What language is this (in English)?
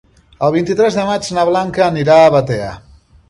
Catalan